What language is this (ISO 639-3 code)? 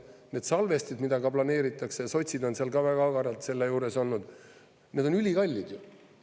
est